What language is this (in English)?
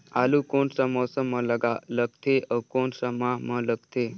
Chhattisgarhi